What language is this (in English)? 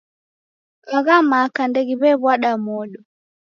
Taita